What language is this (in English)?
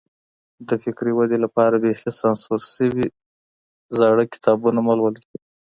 Pashto